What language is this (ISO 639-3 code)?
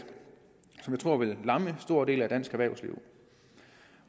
dan